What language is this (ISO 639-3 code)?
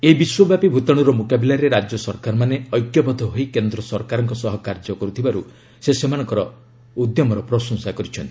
ori